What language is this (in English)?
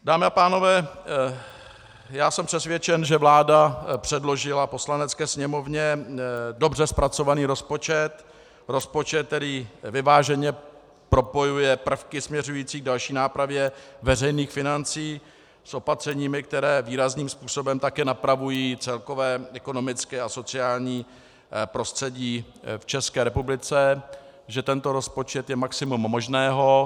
Czech